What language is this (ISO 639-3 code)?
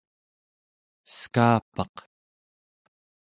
esu